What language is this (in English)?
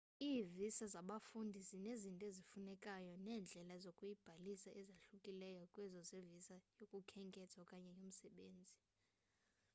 Xhosa